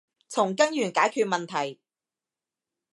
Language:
Cantonese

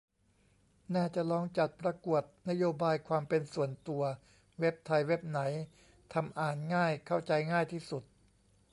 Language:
Thai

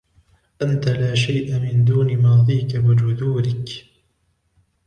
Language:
Arabic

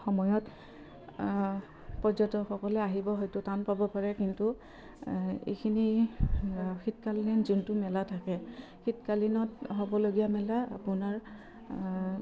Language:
Assamese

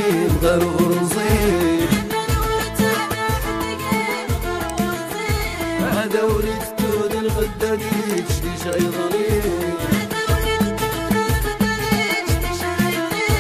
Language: Arabic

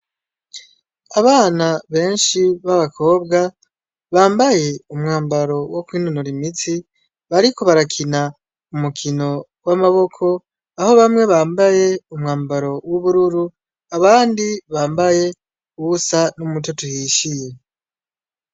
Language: Rundi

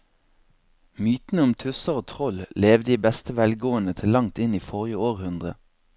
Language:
Norwegian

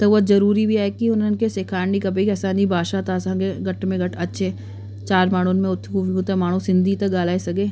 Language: Sindhi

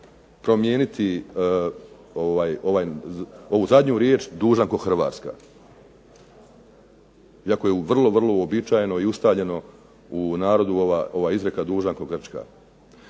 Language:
Croatian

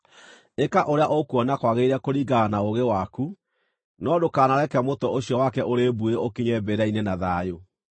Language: Kikuyu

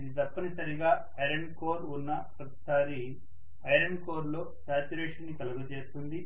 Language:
Telugu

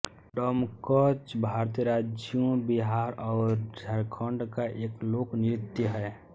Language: Hindi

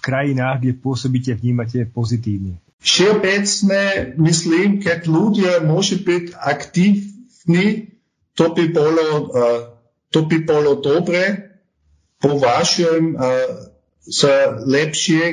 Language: Slovak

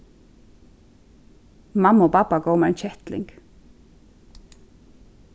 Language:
Faroese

